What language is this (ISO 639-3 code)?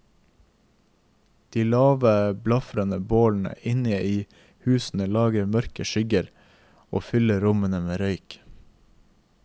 nor